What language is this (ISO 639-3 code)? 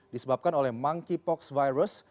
ind